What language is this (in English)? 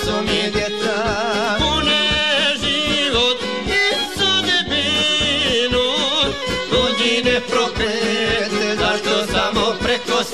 Romanian